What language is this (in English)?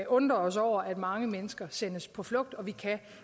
Danish